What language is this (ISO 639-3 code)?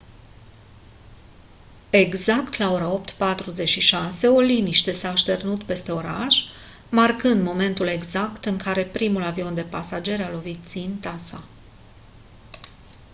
ron